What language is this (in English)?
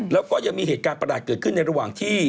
Thai